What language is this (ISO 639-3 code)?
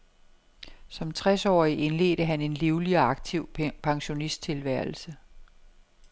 dan